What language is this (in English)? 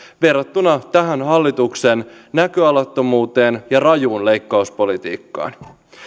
Finnish